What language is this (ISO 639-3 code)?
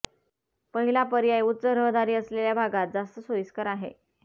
mar